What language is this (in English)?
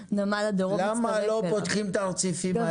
Hebrew